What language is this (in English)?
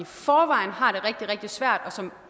Danish